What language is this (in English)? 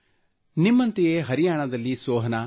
Kannada